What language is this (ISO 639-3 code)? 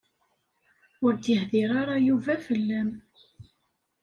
kab